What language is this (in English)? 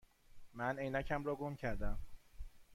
Persian